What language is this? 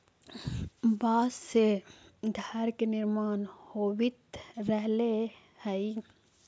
Magahi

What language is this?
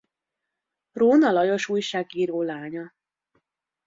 Hungarian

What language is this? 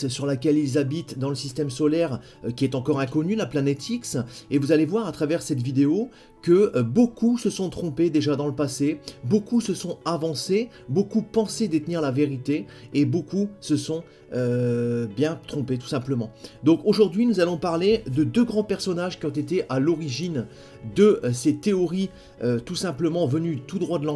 French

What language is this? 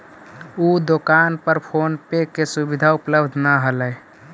Magahi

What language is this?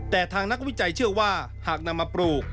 Thai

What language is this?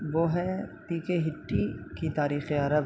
Urdu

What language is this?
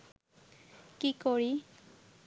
Bangla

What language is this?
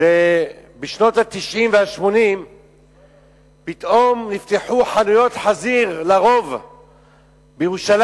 Hebrew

